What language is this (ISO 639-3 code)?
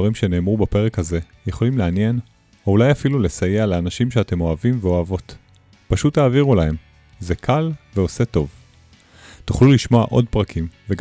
heb